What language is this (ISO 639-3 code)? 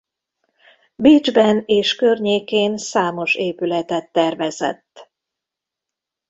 hun